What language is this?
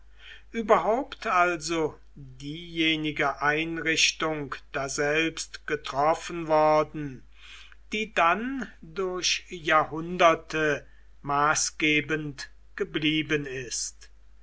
German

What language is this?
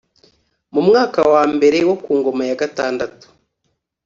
Kinyarwanda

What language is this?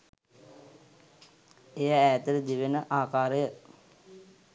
Sinhala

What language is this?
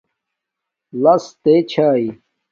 Domaaki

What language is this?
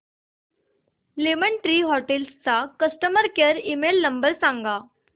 Marathi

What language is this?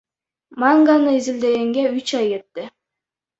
Kyrgyz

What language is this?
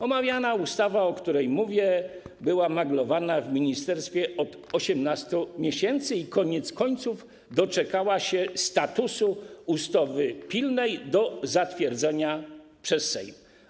Polish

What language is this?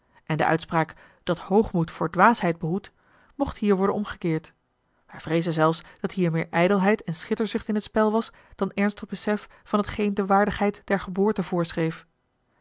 Dutch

